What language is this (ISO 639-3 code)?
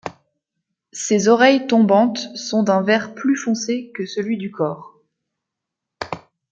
fra